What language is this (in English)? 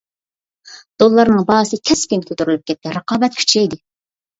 Uyghur